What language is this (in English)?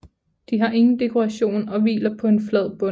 Danish